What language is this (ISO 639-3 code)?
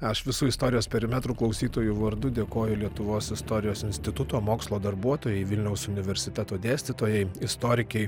lit